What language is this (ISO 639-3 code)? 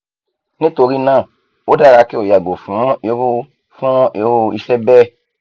yor